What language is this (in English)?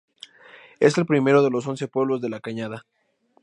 Spanish